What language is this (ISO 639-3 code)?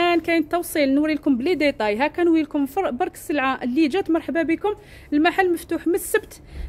ara